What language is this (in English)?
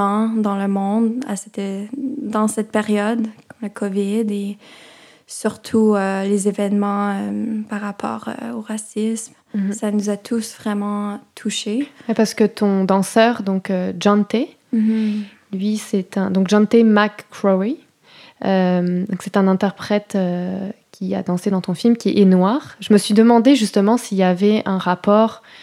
French